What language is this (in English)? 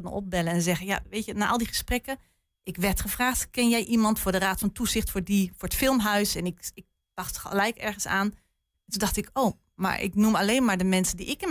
Dutch